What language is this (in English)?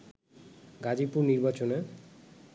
Bangla